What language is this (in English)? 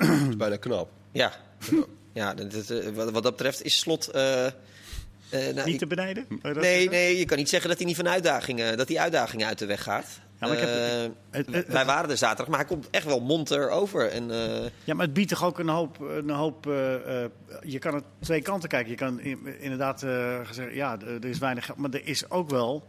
Dutch